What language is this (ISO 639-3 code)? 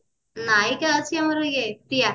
ori